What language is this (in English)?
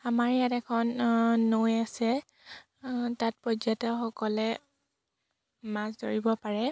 Assamese